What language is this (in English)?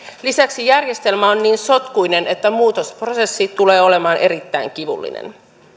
Finnish